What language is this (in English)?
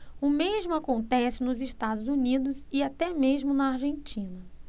Portuguese